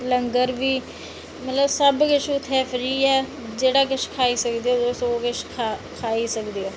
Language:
Dogri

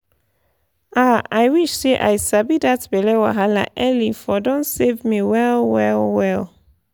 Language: Nigerian Pidgin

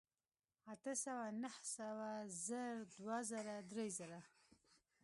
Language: Pashto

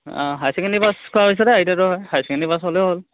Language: Assamese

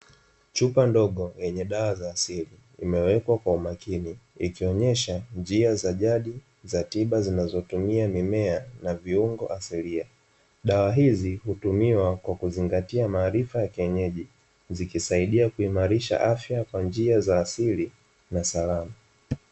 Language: Swahili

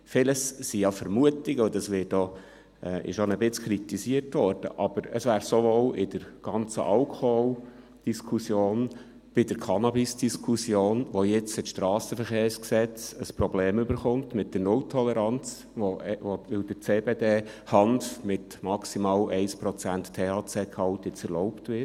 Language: Swiss German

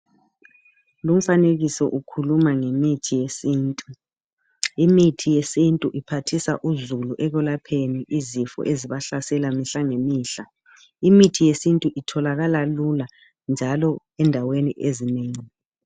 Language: North Ndebele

